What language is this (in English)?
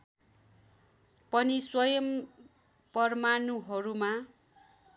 Nepali